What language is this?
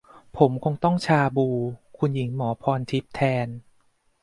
Thai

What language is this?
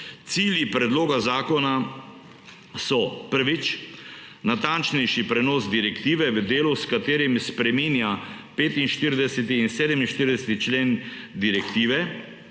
Slovenian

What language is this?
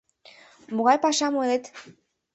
Mari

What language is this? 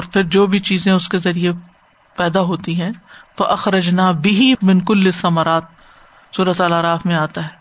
Urdu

